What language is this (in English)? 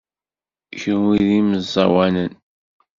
Kabyle